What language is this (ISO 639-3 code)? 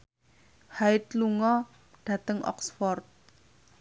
jav